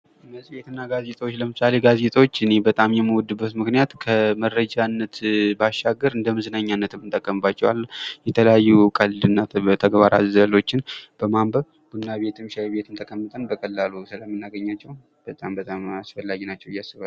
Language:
Amharic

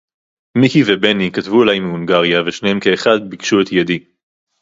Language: Hebrew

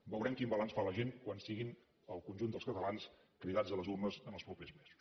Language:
Catalan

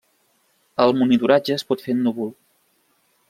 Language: Catalan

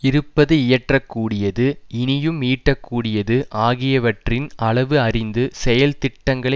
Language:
Tamil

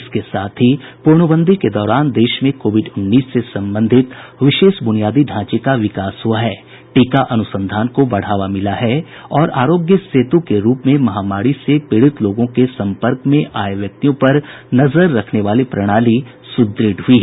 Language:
Hindi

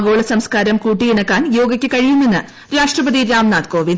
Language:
Malayalam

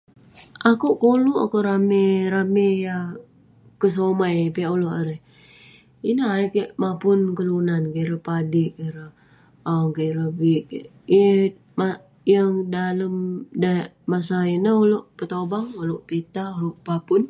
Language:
Western Penan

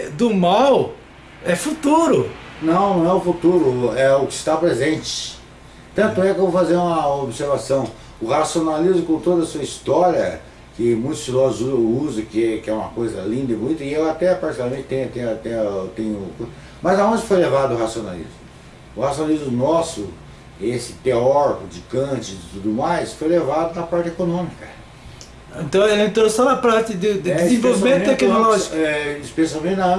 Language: Portuguese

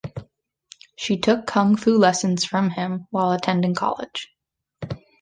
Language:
English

